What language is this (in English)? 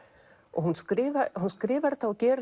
Icelandic